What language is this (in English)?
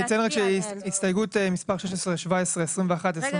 Hebrew